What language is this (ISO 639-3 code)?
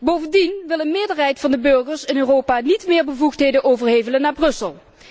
nld